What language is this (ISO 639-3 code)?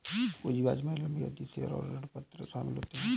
hin